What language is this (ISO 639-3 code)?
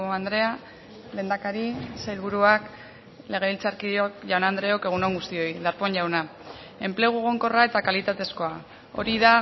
eus